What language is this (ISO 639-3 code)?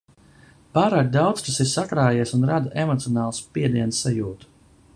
lav